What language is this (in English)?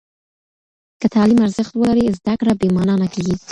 Pashto